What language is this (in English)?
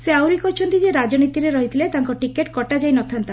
Odia